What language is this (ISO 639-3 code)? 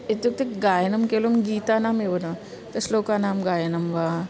san